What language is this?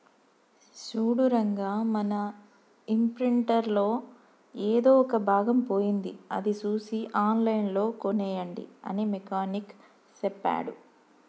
Telugu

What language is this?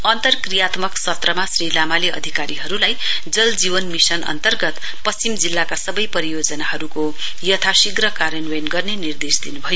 Nepali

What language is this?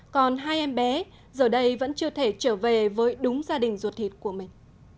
Vietnamese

